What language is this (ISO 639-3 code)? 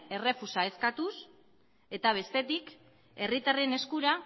eus